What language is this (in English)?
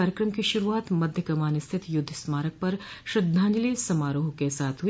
Hindi